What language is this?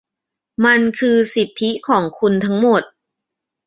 Thai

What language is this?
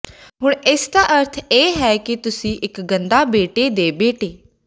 Punjabi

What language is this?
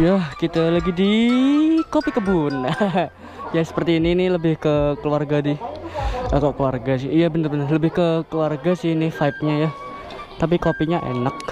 Indonesian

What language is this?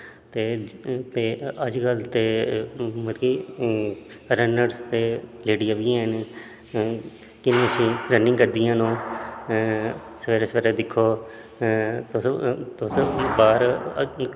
Dogri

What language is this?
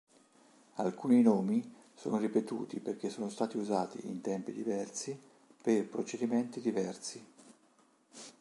Italian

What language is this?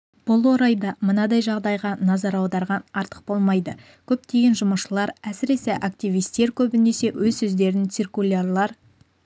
Kazakh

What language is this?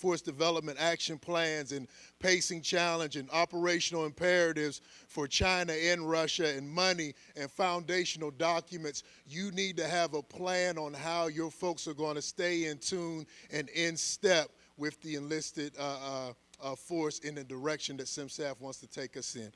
English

